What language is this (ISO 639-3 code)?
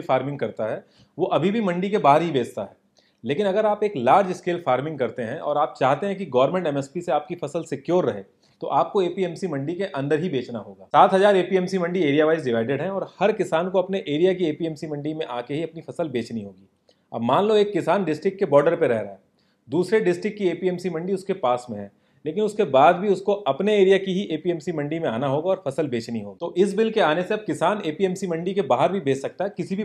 hin